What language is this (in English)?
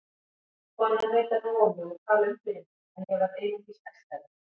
Icelandic